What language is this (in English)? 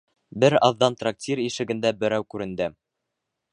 Bashkir